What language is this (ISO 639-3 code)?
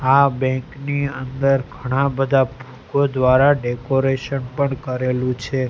guj